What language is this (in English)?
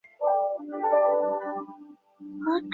Chinese